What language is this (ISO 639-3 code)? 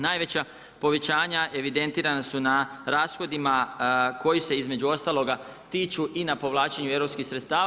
hrv